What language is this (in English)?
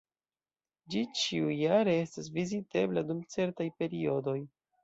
Esperanto